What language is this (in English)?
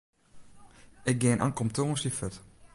Western Frisian